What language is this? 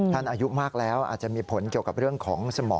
Thai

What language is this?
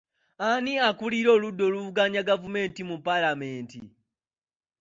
Ganda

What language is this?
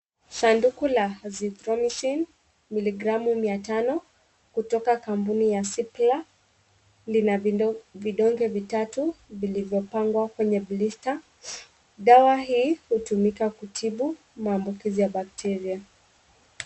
Swahili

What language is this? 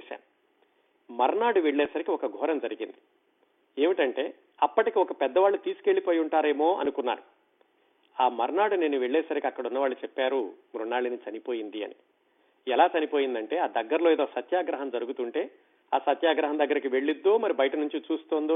Telugu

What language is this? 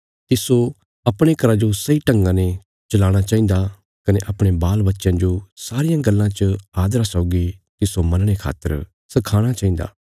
Bilaspuri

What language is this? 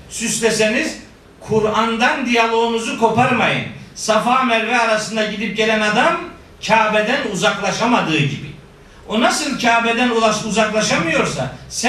Turkish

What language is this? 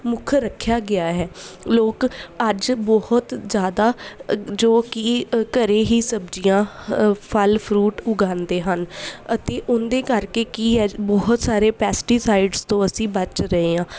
Punjabi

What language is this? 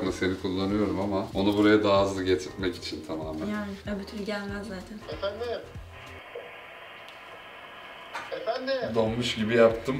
Turkish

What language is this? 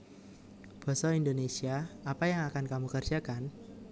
Javanese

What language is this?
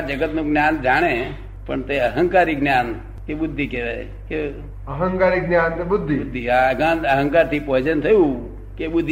Gujarati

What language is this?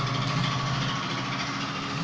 Bhojpuri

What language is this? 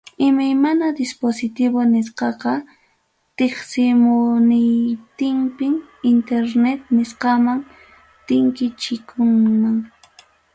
Ayacucho Quechua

